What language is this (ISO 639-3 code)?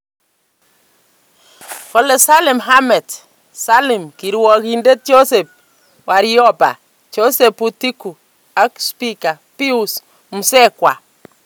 kln